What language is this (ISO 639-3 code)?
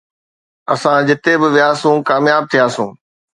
snd